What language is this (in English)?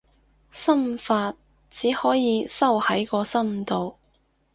Cantonese